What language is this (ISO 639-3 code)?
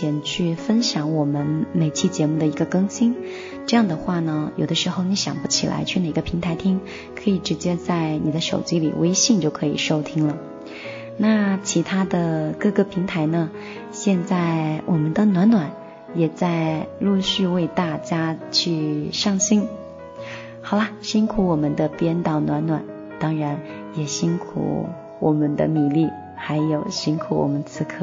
zho